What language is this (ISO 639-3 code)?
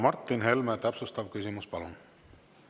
est